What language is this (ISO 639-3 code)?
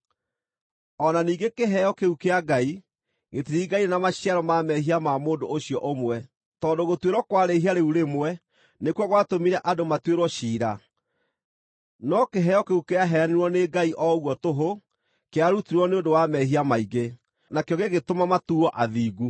kik